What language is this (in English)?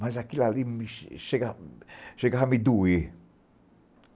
Portuguese